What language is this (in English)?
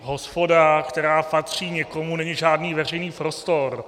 Czech